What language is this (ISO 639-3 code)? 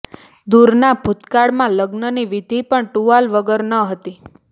guj